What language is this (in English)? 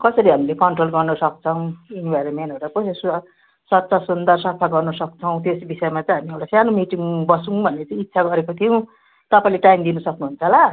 Nepali